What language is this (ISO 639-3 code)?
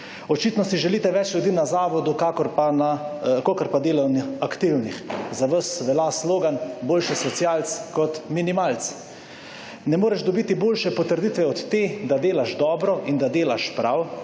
slv